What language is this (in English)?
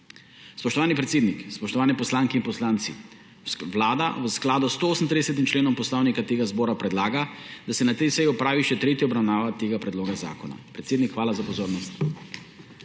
Slovenian